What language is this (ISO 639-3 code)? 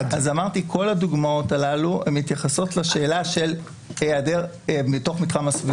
heb